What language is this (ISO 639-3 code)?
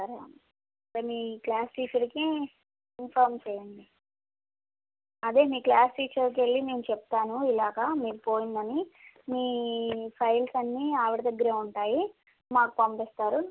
tel